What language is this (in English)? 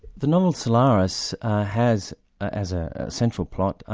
English